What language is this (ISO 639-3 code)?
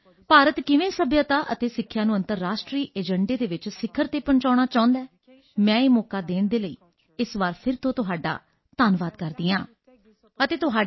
pan